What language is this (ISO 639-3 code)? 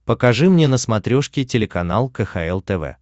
rus